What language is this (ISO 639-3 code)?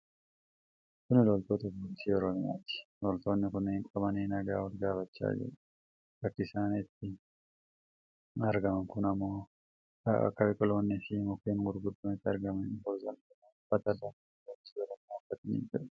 orm